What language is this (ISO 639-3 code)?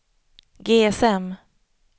swe